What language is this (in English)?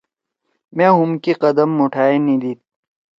Torwali